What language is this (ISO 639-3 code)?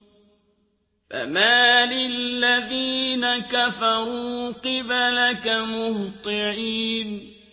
ara